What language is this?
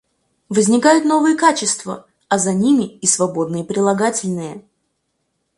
Russian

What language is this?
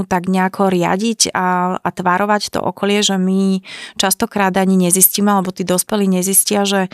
Slovak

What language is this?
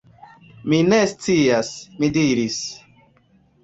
Esperanto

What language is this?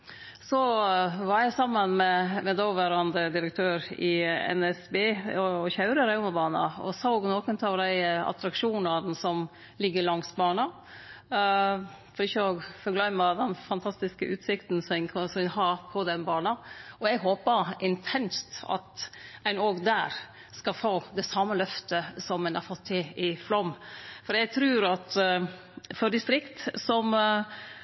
Norwegian Nynorsk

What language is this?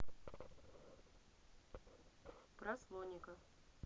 Russian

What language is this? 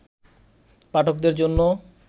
Bangla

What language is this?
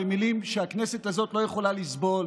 Hebrew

